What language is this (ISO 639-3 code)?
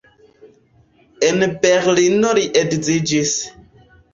epo